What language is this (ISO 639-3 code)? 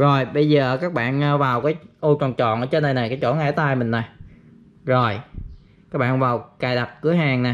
vie